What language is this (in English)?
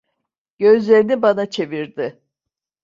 Turkish